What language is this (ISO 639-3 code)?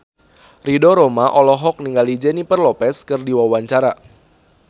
sun